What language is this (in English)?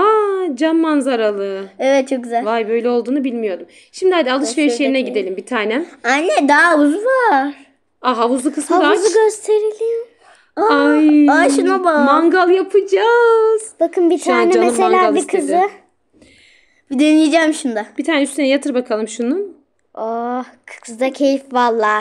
Turkish